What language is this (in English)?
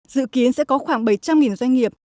Vietnamese